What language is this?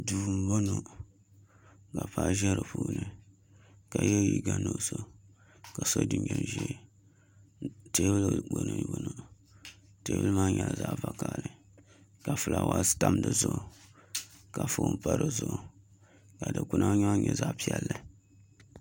Dagbani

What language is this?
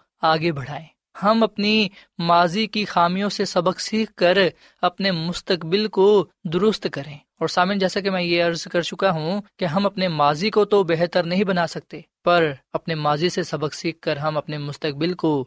Urdu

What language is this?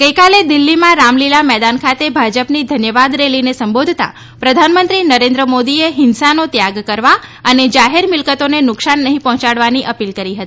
Gujarati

